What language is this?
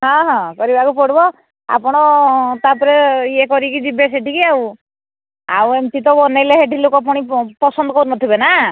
Odia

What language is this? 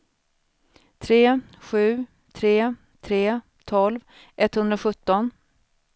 Swedish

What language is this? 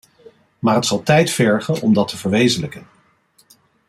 Dutch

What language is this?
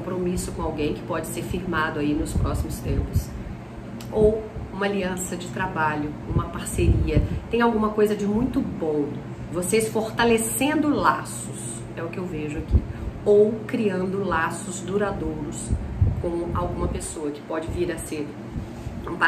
Portuguese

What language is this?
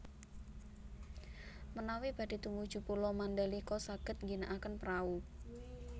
Javanese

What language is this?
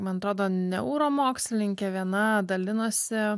Lithuanian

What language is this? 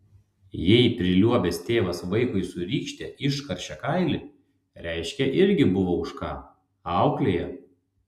Lithuanian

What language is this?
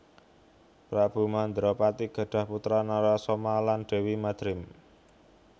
Javanese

